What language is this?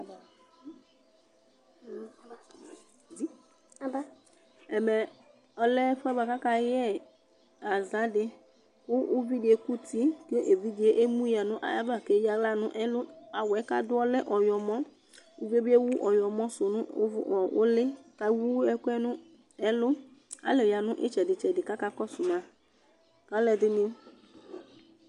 Ikposo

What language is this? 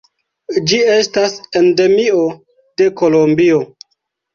Esperanto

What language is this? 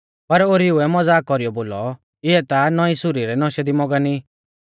Mahasu Pahari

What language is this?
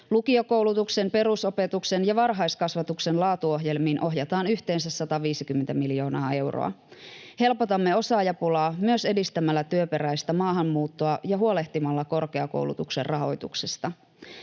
Finnish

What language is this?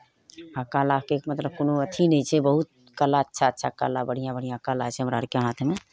Maithili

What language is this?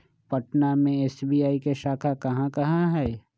Magahi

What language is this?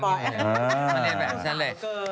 Thai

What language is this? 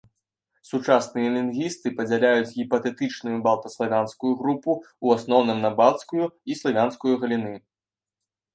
Belarusian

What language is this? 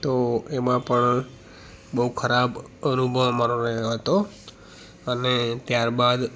Gujarati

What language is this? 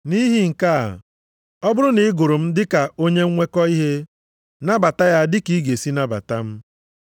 Igbo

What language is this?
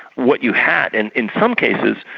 English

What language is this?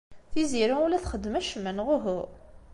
Kabyle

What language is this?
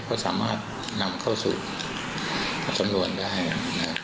Thai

